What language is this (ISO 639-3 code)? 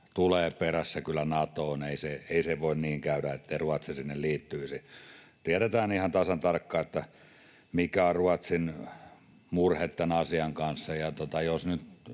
fin